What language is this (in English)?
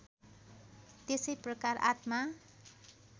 Nepali